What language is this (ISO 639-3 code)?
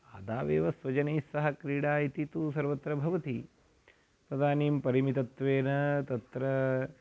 san